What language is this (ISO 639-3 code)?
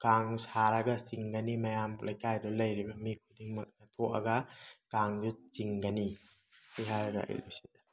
mni